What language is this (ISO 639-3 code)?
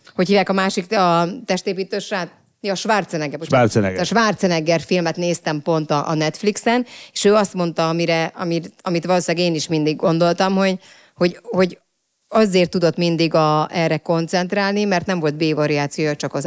hun